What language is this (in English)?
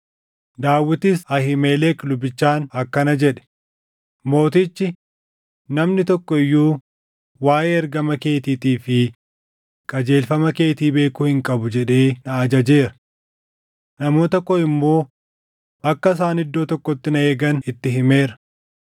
Oromo